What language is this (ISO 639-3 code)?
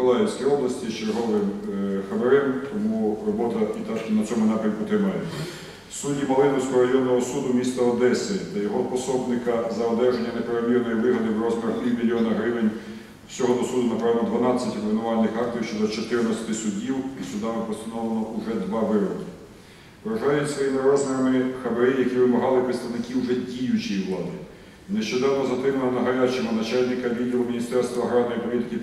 ukr